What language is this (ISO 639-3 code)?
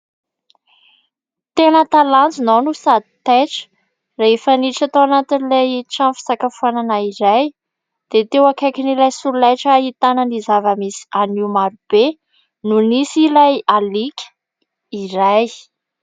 mlg